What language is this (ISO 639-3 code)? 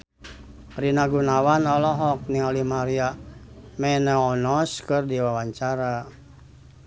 sun